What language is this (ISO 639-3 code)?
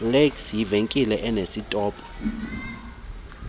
xho